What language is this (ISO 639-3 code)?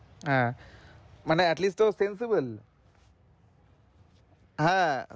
ben